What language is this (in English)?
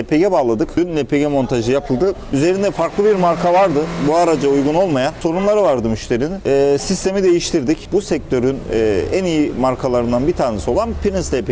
Turkish